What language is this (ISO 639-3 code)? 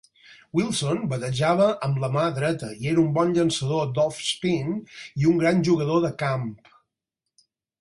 cat